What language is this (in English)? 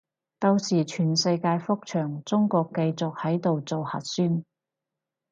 Cantonese